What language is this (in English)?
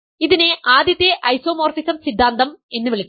Malayalam